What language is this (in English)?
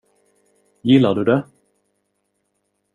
Swedish